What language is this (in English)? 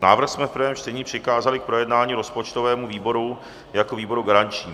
Czech